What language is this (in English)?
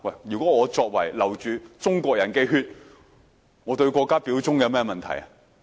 Cantonese